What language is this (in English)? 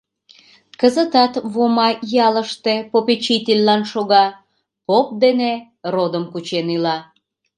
Mari